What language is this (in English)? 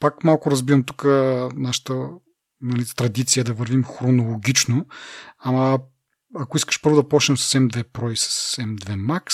Bulgarian